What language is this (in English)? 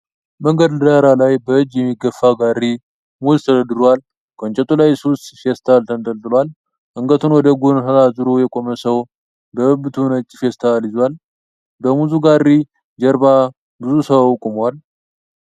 Amharic